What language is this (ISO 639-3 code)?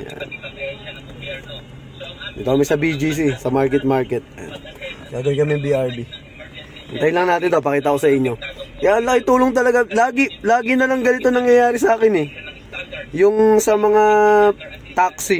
fil